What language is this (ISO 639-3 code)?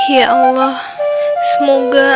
ind